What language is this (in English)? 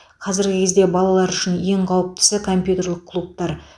Kazakh